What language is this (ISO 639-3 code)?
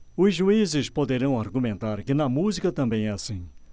por